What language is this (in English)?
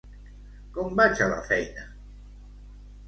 Catalan